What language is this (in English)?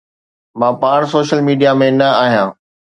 Sindhi